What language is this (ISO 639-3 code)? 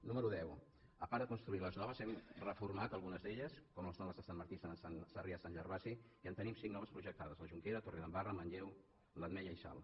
cat